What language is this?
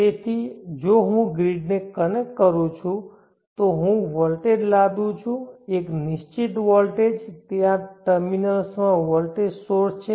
Gujarati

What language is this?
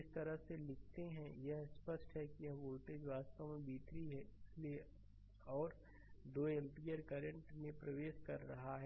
Hindi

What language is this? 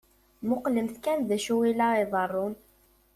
Kabyle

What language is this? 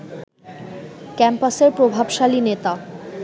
Bangla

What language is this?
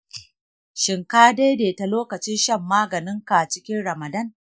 Hausa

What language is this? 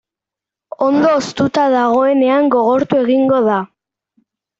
Basque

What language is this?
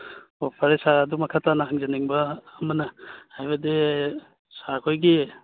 Manipuri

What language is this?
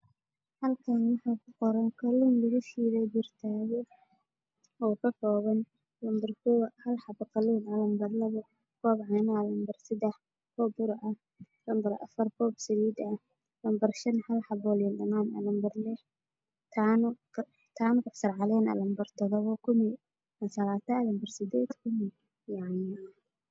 Somali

